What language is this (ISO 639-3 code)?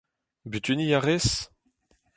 bre